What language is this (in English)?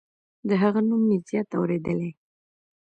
Pashto